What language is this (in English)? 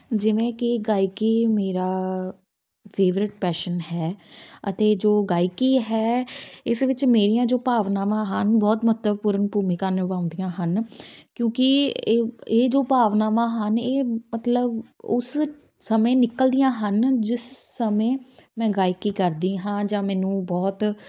Punjabi